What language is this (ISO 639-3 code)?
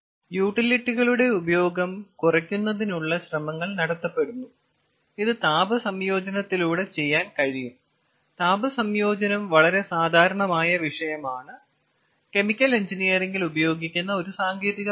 mal